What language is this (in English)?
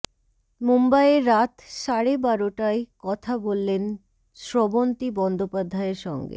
Bangla